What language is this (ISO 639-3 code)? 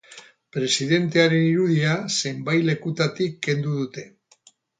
eus